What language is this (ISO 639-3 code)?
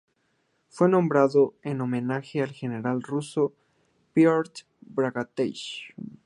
spa